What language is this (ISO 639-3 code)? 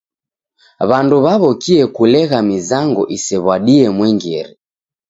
dav